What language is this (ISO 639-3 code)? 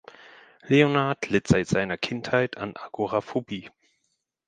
deu